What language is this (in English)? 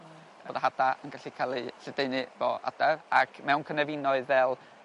Welsh